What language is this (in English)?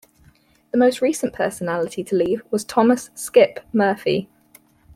English